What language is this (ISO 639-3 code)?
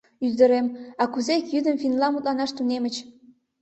chm